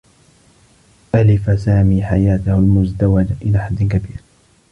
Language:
Arabic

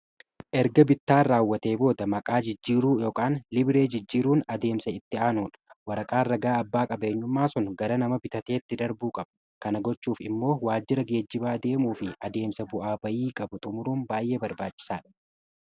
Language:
Oromo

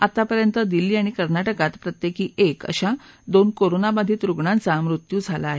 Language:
Marathi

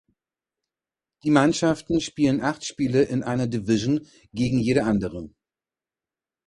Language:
German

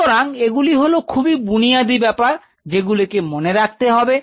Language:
Bangla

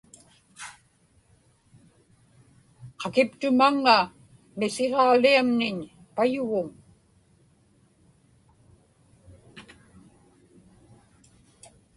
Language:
Inupiaq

